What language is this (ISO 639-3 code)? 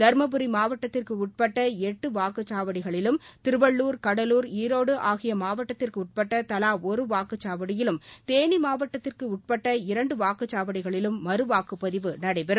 tam